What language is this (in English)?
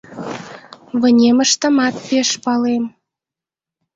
Mari